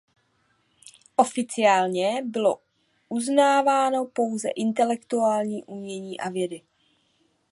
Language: Czech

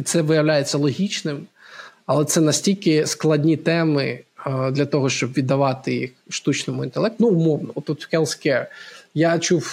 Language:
Ukrainian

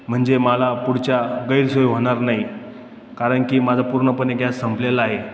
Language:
Marathi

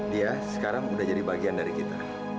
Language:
Indonesian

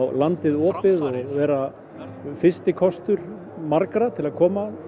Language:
Icelandic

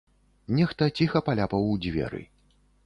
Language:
Belarusian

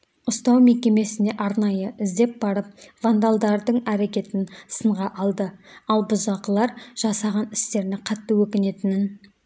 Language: Kazakh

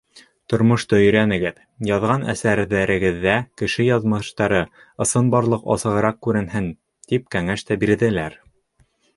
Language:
Bashkir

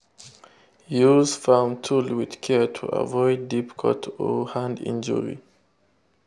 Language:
Nigerian Pidgin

